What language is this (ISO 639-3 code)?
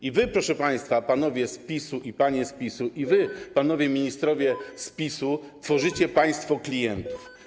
pol